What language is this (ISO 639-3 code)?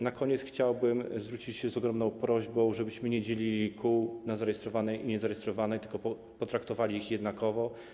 pol